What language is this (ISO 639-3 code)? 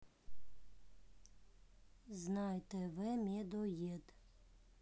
rus